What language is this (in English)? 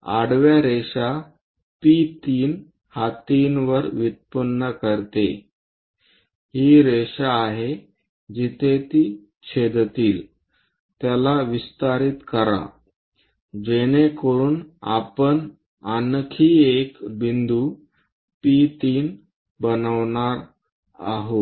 Marathi